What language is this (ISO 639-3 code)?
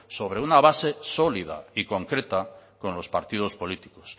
spa